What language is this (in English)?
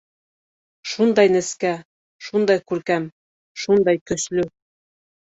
Bashkir